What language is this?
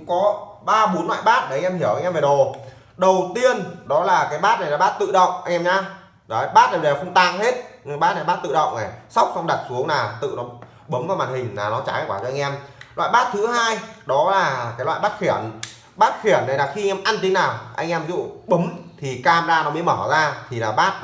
Vietnamese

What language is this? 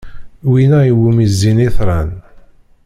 Kabyle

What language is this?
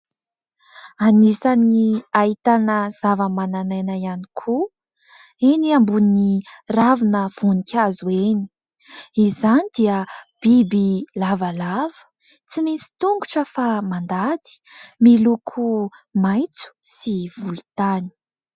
Malagasy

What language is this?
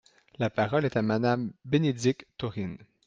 French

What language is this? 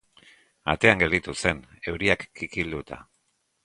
Basque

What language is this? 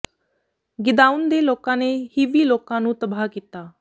Punjabi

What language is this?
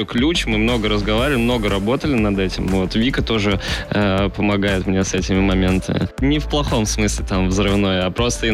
Russian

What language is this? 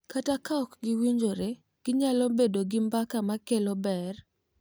Luo (Kenya and Tanzania)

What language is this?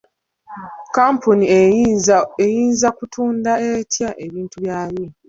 Ganda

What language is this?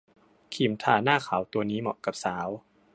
Thai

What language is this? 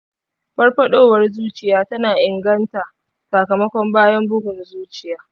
Hausa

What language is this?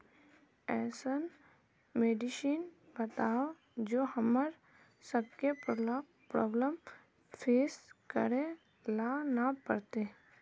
Magahi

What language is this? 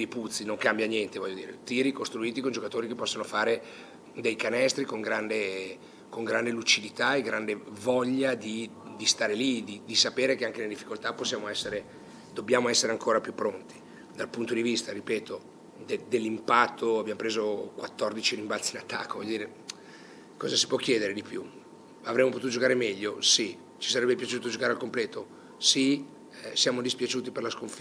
Italian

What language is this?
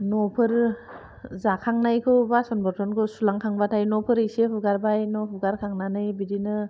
Bodo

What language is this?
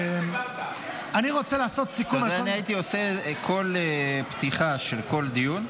Hebrew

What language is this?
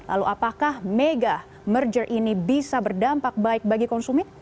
Indonesian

